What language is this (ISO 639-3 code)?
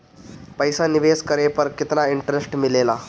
bho